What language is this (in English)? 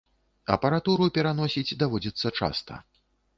Belarusian